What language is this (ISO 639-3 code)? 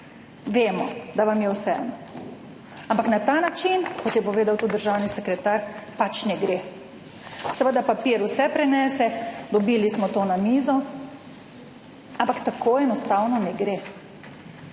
slv